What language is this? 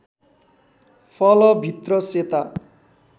Nepali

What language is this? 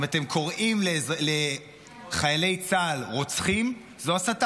Hebrew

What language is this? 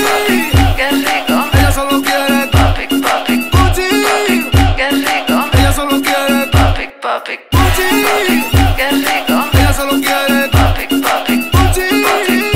Vietnamese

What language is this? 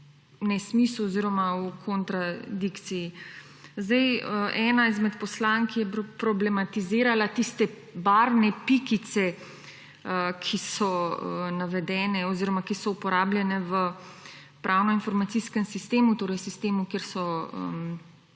Slovenian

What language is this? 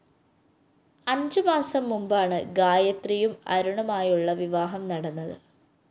Malayalam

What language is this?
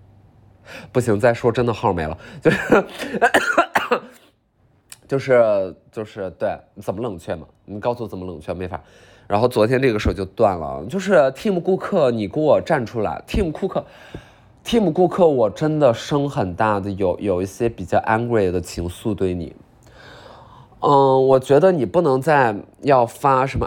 Chinese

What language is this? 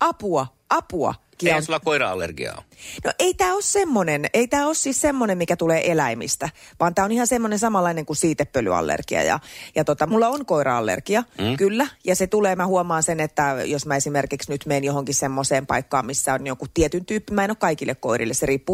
Finnish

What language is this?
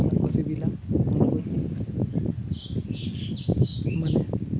Santali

